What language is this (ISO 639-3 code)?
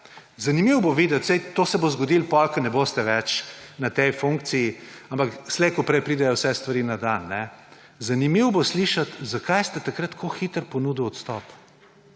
slv